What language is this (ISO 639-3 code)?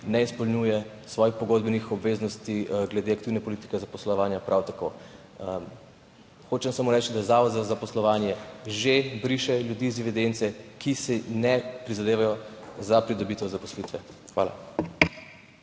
slv